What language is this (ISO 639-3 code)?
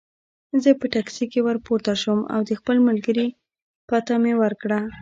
pus